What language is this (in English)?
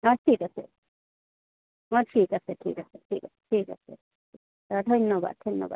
Assamese